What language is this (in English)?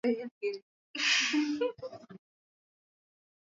Swahili